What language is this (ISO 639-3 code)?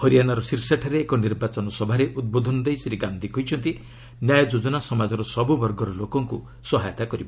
ori